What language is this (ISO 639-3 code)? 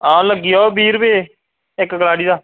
doi